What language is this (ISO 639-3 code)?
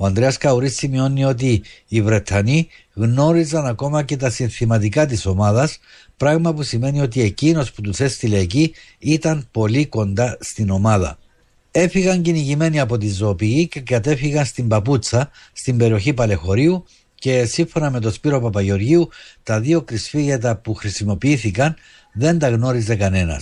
ell